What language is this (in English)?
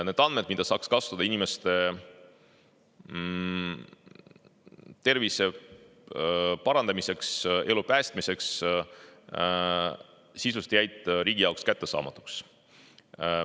Estonian